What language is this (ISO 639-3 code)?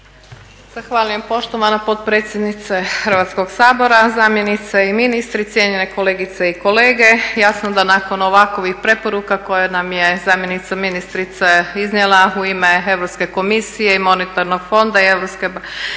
hrv